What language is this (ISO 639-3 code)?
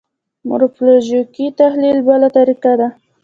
pus